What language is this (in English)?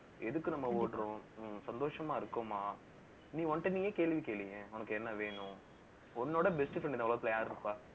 Tamil